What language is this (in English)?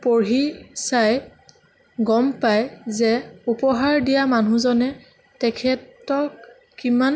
Assamese